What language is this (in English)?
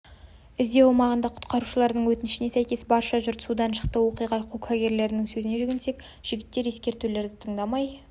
Kazakh